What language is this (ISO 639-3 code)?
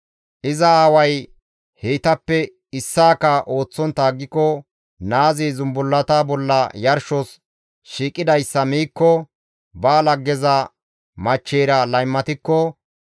gmv